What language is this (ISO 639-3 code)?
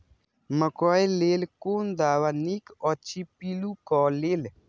mai